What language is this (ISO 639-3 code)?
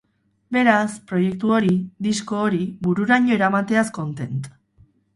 eus